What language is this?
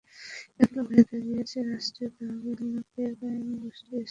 Bangla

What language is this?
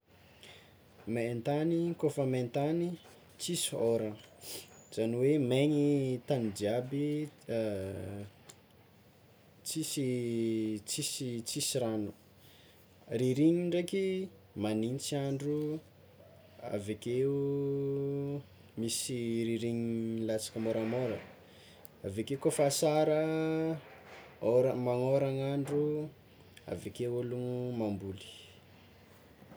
Tsimihety Malagasy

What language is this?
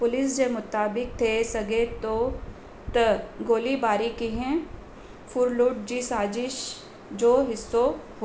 Sindhi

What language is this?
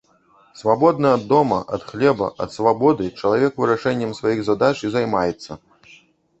Belarusian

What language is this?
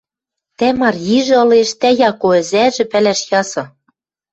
Western Mari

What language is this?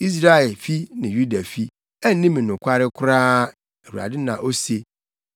Akan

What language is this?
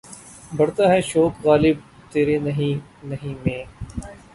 Urdu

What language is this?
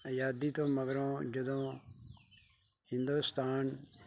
Punjabi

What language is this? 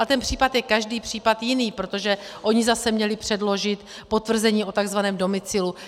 Czech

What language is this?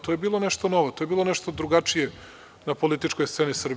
Serbian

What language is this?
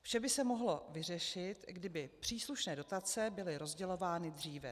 Czech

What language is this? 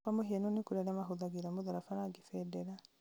Kikuyu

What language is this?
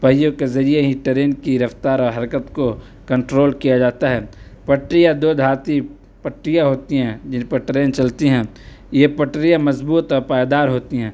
Urdu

